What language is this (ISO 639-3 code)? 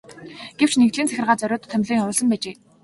mon